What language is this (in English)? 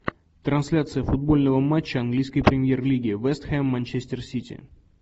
Russian